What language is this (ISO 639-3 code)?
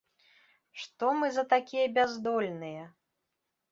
bel